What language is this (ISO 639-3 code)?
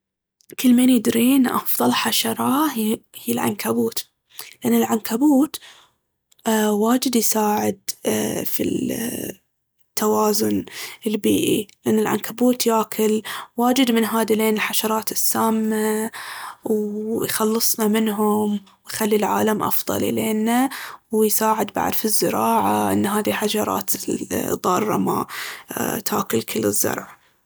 abv